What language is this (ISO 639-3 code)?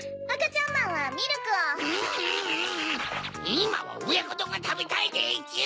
jpn